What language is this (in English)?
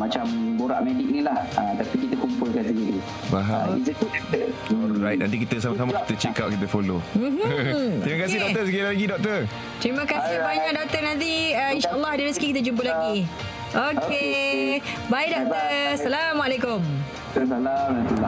Malay